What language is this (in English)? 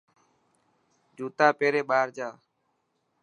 Dhatki